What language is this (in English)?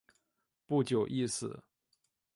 Chinese